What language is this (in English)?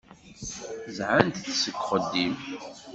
Kabyle